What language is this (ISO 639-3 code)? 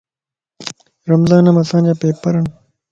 lss